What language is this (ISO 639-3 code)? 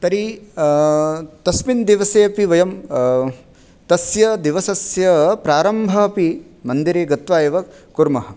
san